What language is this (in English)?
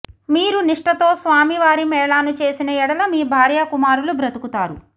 Telugu